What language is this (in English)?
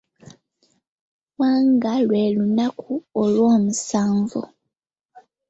Ganda